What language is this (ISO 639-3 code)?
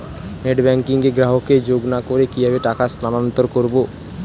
ben